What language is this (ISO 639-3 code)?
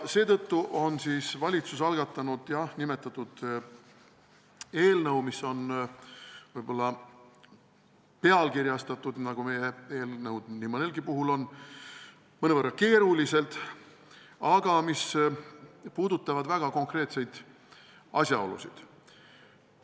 est